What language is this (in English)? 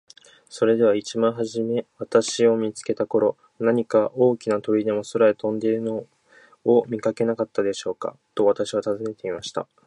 Japanese